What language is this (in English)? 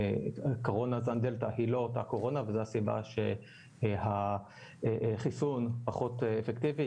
Hebrew